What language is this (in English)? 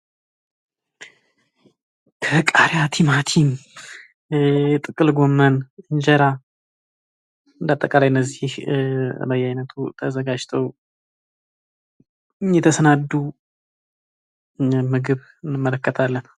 Amharic